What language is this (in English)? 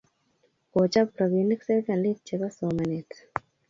Kalenjin